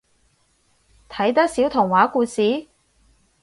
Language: Cantonese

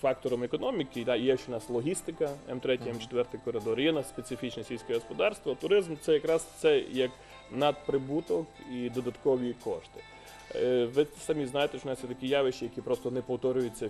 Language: Ukrainian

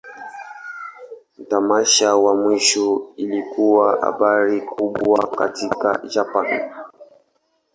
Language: Swahili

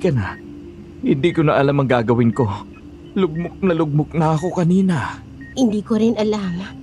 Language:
Filipino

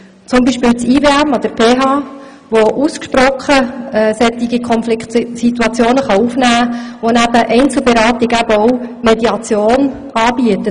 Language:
Swiss German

